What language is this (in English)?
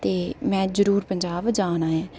Dogri